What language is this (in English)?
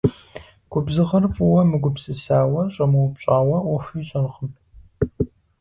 Kabardian